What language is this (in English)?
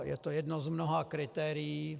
Czech